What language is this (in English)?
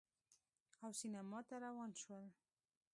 Pashto